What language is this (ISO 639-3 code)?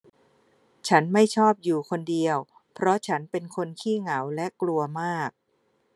tha